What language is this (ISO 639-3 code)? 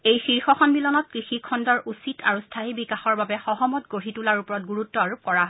asm